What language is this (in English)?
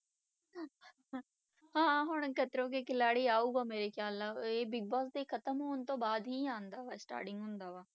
Punjabi